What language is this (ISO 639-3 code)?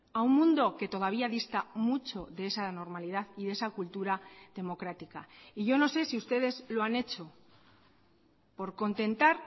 spa